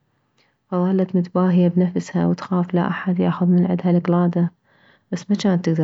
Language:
Mesopotamian Arabic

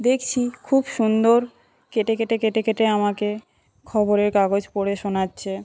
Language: Bangla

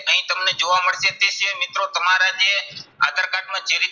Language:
Gujarati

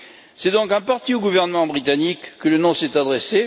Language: French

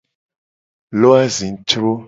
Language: Gen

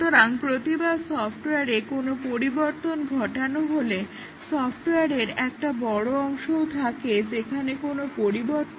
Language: Bangla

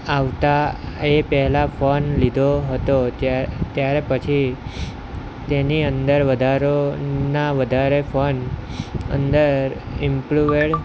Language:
Gujarati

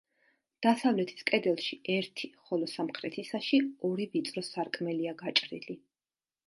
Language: Georgian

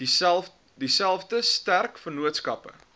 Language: Afrikaans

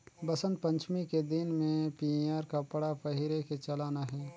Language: Chhattisgarhi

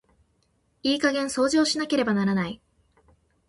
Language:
Japanese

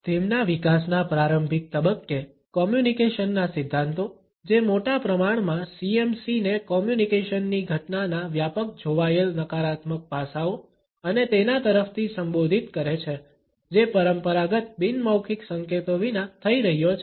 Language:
Gujarati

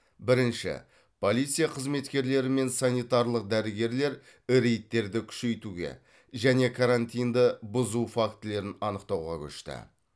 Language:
Kazakh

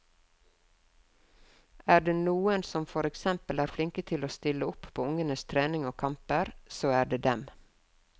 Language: Norwegian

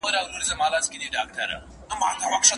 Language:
Pashto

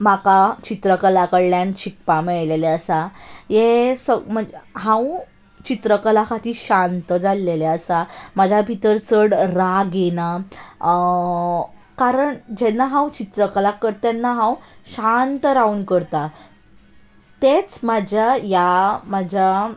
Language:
Konkani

